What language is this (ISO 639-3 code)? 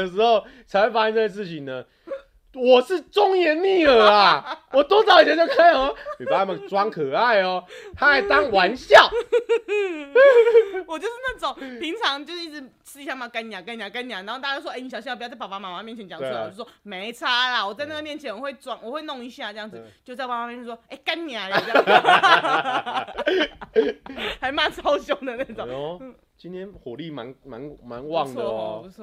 zho